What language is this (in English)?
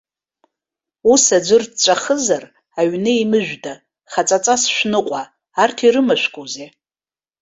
Abkhazian